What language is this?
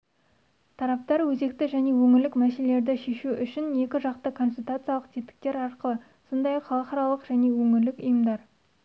Kazakh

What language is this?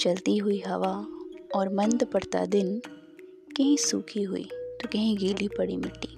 Hindi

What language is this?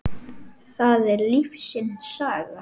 Icelandic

